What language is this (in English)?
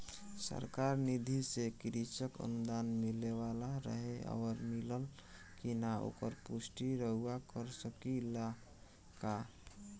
Bhojpuri